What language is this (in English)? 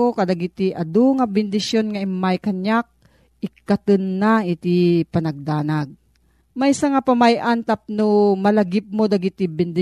Filipino